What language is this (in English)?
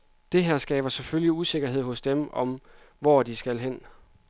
Danish